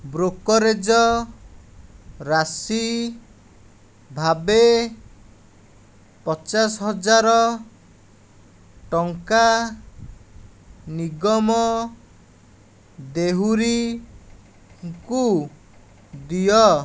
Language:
Odia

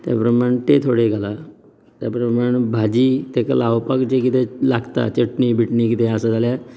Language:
Konkani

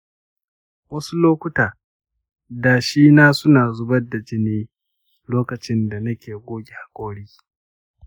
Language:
Hausa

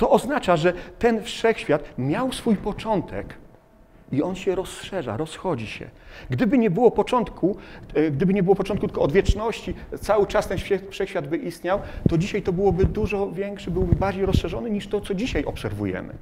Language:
Polish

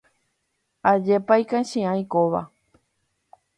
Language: Guarani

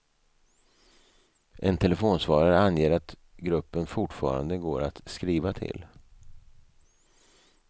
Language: Swedish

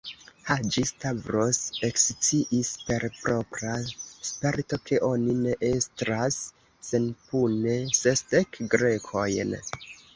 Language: Esperanto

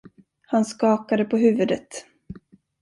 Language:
Swedish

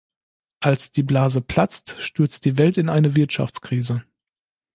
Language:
German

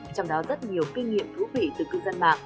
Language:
Vietnamese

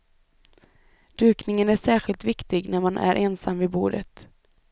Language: Swedish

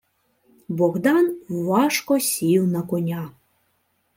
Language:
Ukrainian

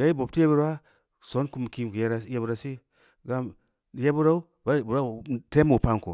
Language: Samba Leko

